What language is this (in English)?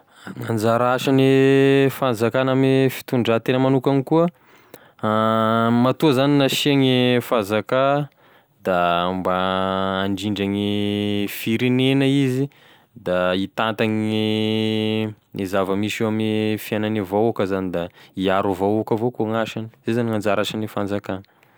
Tesaka Malagasy